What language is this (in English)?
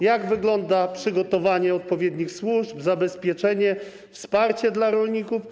Polish